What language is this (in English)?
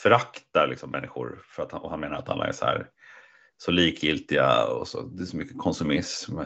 Swedish